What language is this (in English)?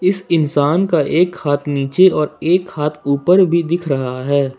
Hindi